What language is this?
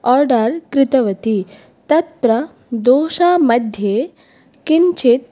Sanskrit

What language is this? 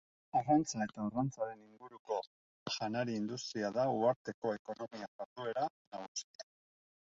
Basque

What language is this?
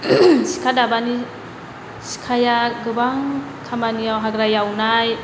Bodo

